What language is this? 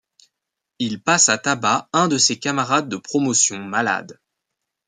French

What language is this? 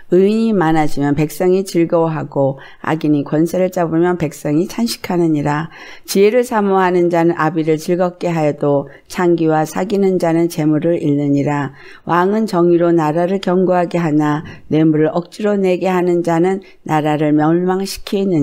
Korean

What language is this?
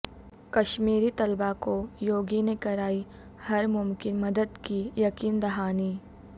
Urdu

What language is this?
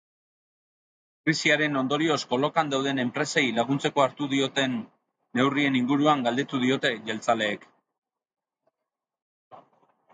Basque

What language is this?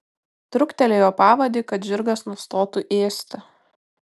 Lithuanian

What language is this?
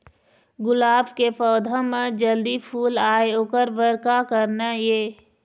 Chhattisgarhi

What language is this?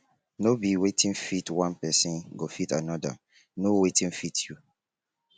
Nigerian Pidgin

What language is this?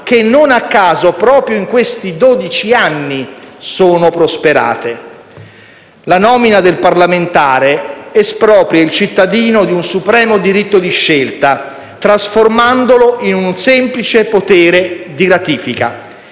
Italian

